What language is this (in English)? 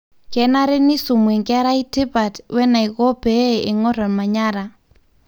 Masai